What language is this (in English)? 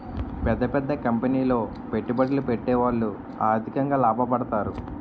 Telugu